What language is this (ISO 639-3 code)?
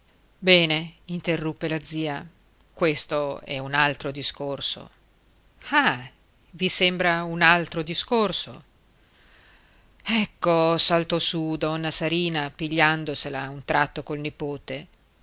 ita